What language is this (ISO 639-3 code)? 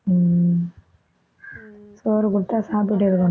tam